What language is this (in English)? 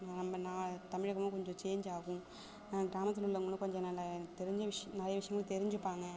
Tamil